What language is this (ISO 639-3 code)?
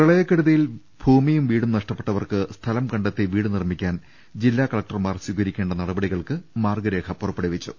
mal